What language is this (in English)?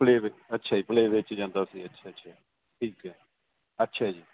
Punjabi